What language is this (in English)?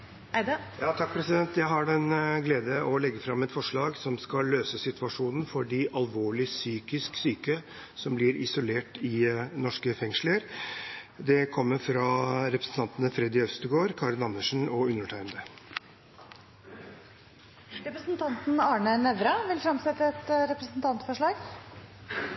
Norwegian